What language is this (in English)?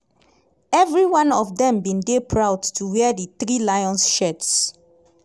Nigerian Pidgin